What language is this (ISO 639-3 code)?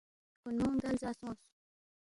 bft